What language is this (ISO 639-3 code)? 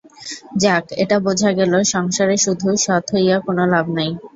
ben